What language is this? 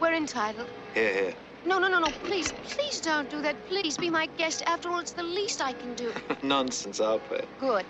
English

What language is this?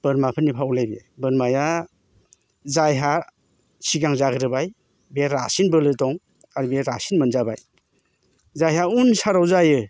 Bodo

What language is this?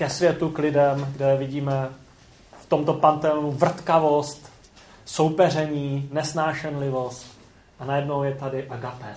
Czech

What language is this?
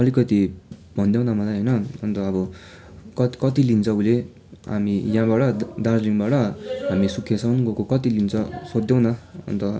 Nepali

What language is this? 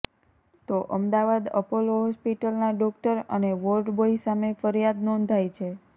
Gujarati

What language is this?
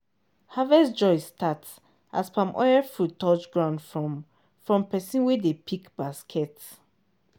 Nigerian Pidgin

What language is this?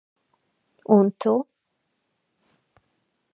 Latvian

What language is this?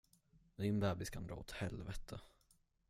Swedish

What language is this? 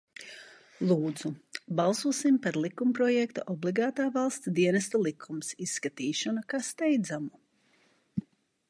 Latvian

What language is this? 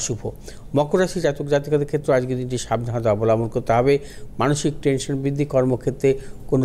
Bangla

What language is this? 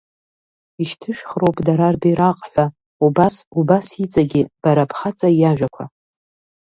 Abkhazian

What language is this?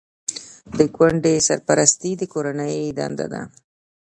Pashto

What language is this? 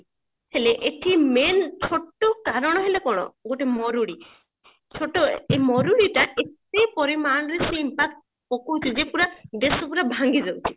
Odia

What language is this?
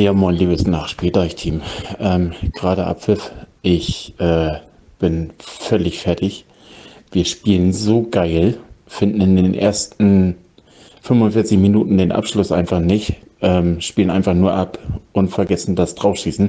German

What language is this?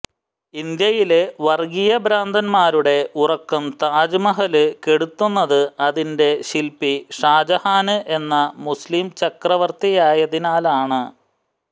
Malayalam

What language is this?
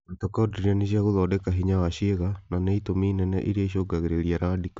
Kikuyu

